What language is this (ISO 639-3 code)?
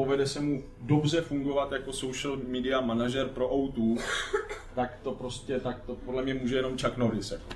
ces